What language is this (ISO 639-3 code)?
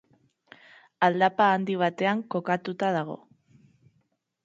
eus